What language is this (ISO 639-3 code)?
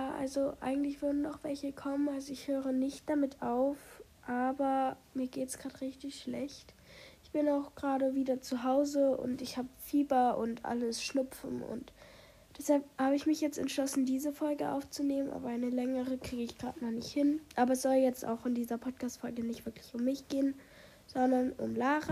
deu